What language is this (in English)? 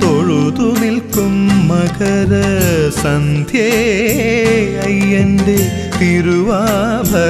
Arabic